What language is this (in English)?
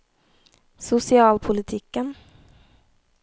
Norwegian